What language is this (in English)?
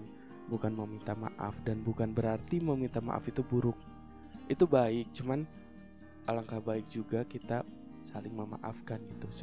Indonesian